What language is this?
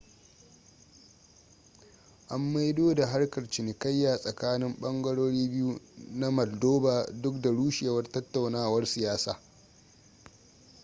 Hausa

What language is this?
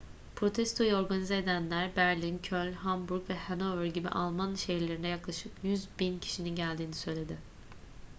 Turkish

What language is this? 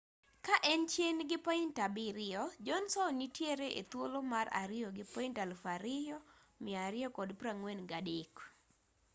Luo (Kenya and Tanzania)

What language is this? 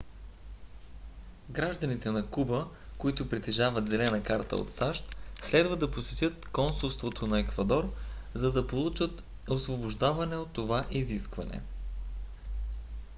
Bulgarian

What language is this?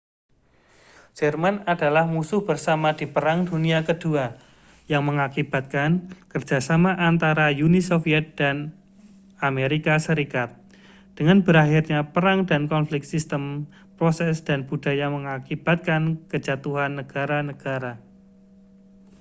Indonesian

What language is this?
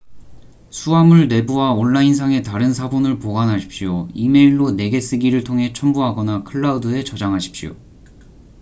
Korean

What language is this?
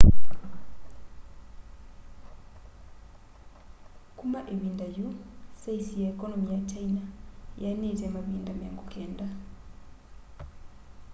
Kamba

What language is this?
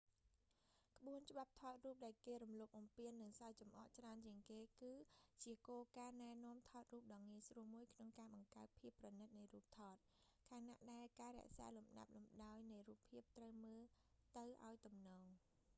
Khmer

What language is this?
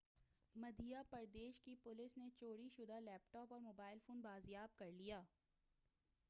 Urdu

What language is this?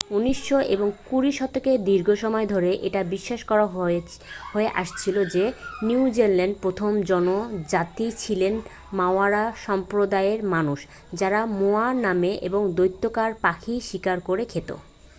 Bangla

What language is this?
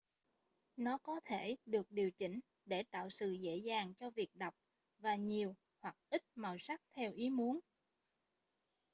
Vietnamese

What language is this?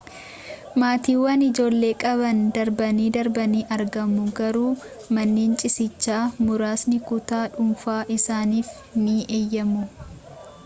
Oromo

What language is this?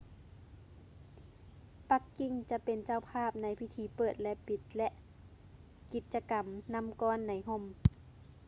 Lao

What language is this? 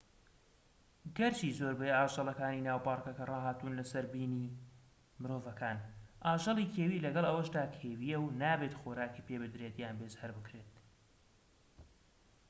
Central Kurdish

